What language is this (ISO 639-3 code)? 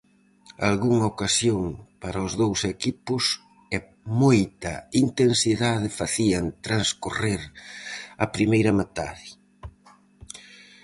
glg